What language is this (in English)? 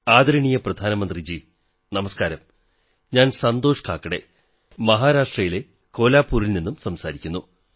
Malayalam